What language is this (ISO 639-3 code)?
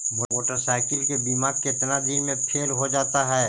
mag